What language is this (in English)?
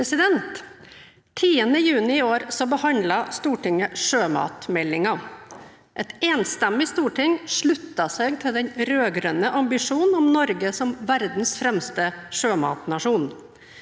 Norwegian